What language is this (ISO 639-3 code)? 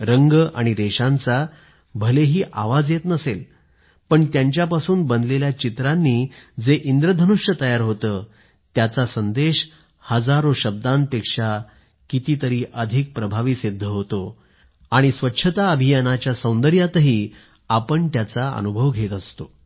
mar